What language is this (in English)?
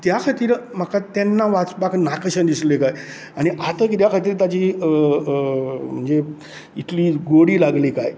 Konkani